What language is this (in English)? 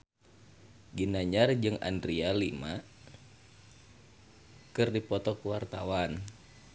Sundanese